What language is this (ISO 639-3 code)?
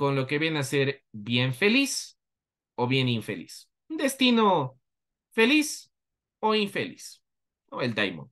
spa